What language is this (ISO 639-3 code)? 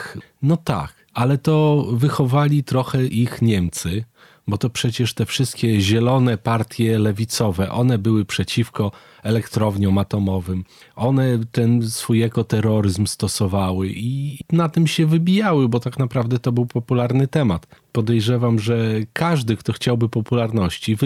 pol